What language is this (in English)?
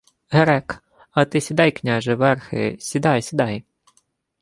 Ukrainian